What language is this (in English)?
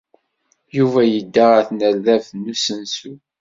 Kabyle